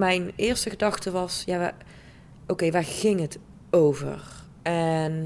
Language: Dutch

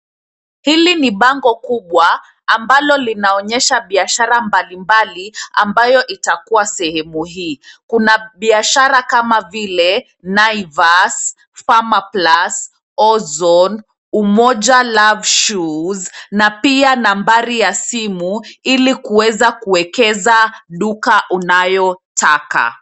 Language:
Swahili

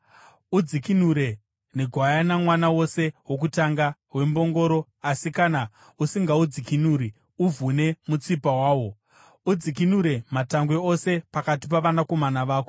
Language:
Shona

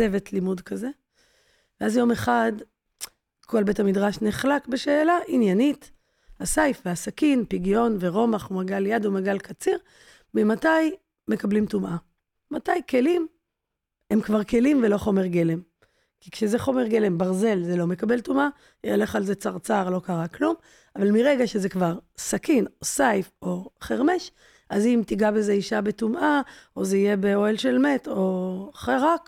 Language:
Hebrew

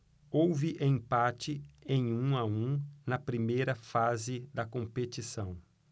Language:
Portuguese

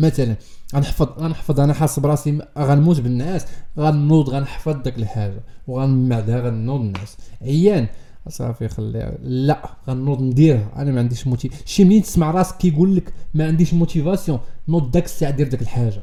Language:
Arabic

